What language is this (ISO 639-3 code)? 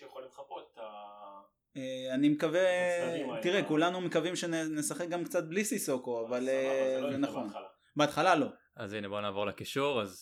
heb